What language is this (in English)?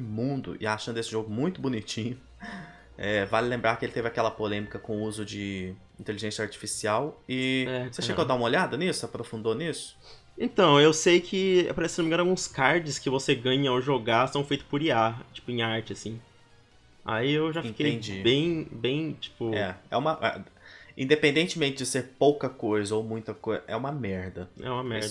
Portuguese